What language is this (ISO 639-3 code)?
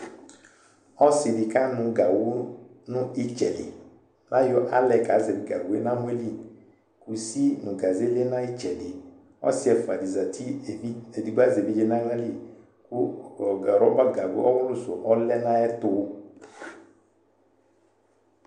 kpo